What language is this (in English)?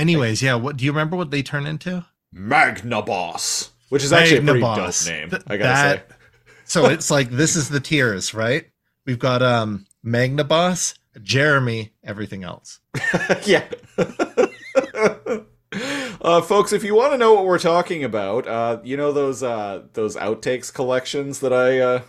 English